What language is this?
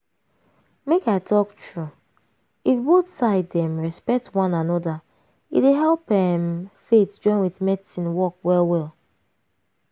Nigerian Pidgin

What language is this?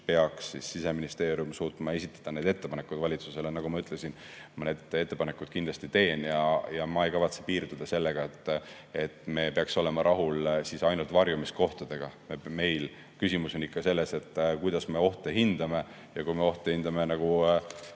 Estonian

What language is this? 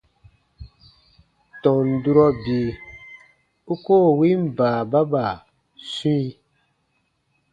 Baatonum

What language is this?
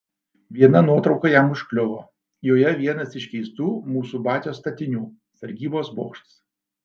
Lithuanian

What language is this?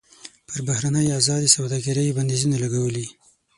Pashto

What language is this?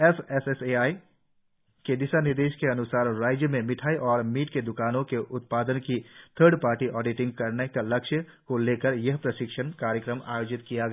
Hindi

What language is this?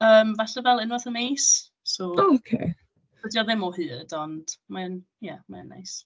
Welsh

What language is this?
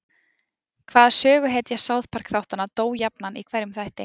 Icelandic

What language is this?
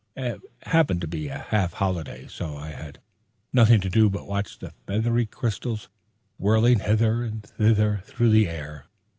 English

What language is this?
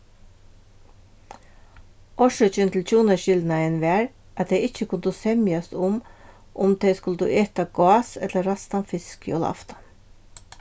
Faroese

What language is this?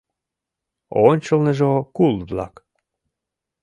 Mari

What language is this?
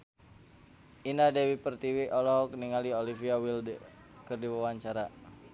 Sundanese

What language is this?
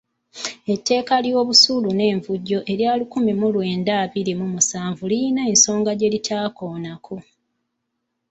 Ganda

